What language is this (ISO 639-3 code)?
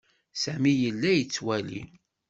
kab